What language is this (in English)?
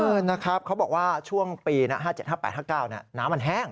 Thai